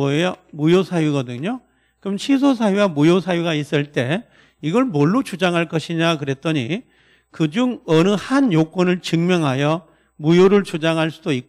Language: Korean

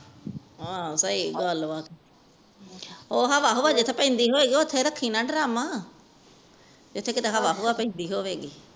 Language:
Punjabi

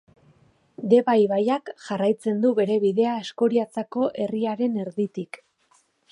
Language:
Basque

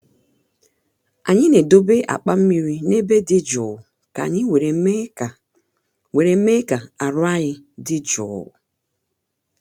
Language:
Igbo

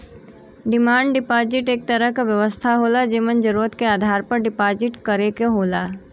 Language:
Bhojpuri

